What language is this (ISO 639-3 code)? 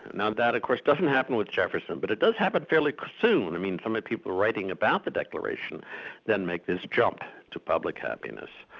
eng